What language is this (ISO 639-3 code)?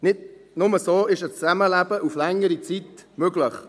gsw